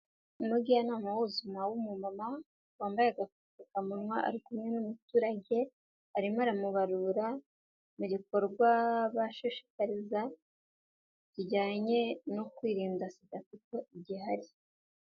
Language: Kinyarwanda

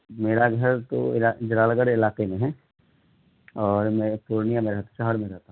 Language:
Urdu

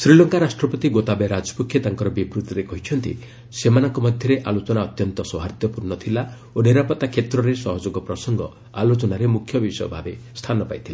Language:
Odia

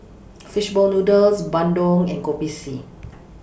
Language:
English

